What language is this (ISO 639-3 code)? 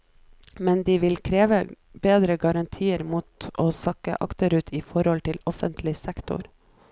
nor